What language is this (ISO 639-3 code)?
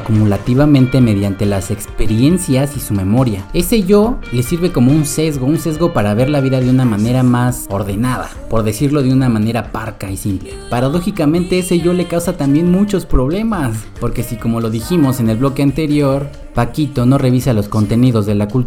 spa